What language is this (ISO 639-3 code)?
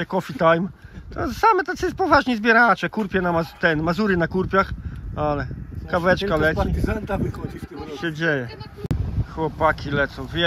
pol